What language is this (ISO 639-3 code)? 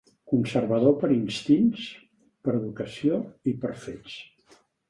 cat